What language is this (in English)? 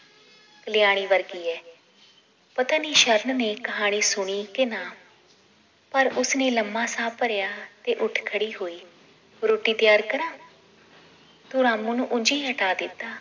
Punjabi